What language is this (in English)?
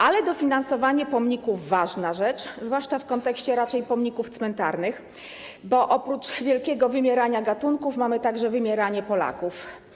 Polish